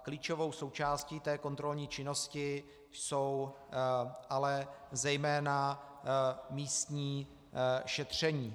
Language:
Czech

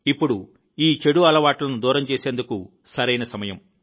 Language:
Telugu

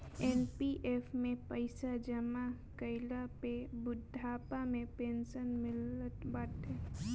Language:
Bhojpuri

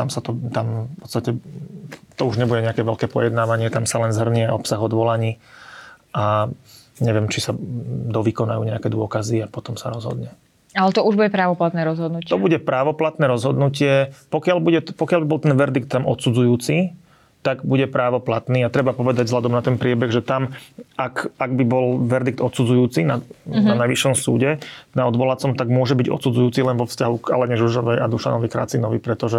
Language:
Slovak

